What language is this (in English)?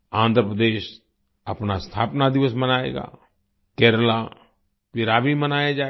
Hindi